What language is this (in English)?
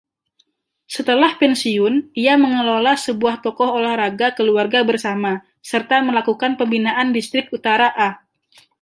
Indonesian